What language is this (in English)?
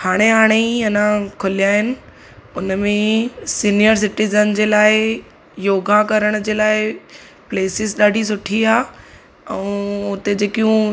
Sindhi